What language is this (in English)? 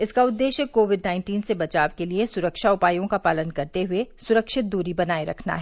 Hindi